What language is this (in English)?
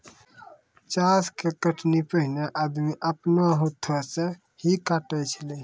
Maithili